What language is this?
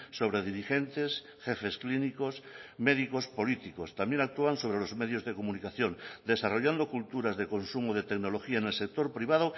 Spanish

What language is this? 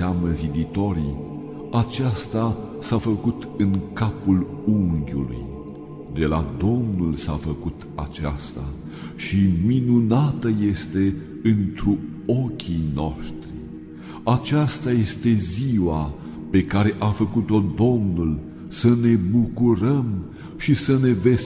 Romanian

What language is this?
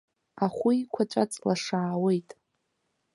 Abkhazian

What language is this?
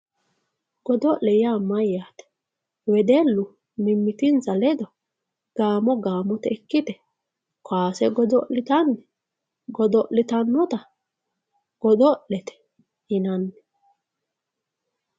Sidamo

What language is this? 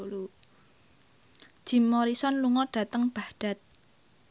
Javanese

